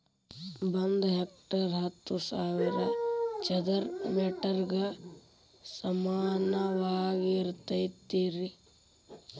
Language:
Kannada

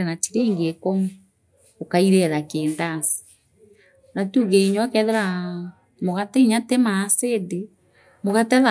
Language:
Meru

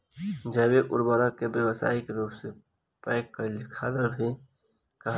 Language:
Bhojpuri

